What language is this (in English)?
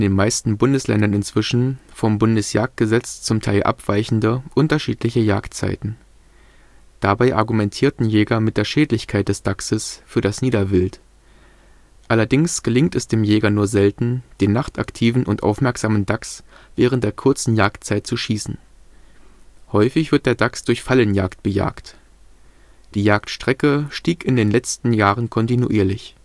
German